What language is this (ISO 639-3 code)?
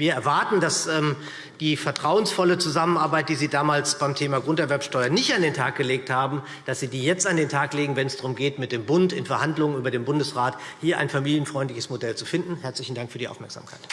deu